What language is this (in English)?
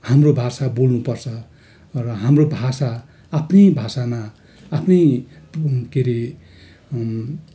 Nepali